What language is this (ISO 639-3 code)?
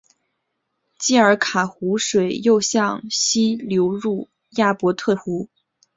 zho